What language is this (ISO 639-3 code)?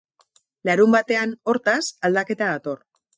eus